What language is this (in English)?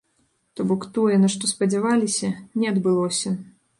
Belarusian